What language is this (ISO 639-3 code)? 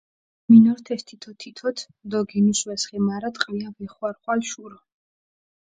xmf